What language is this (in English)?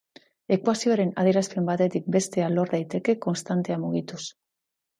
Basque